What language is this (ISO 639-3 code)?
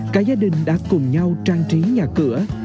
vie